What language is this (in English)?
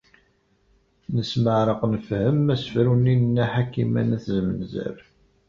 Kabyle